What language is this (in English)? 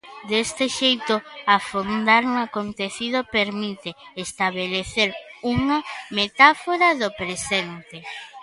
Galician